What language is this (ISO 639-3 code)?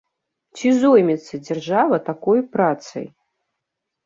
bel